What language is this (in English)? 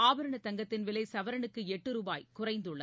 Tamil